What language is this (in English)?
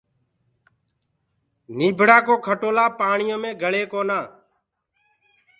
Gurgula